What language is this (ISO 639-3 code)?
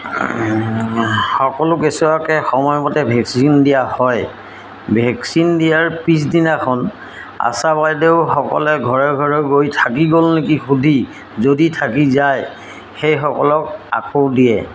asm